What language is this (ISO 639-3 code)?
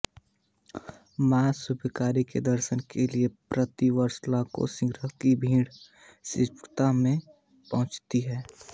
hin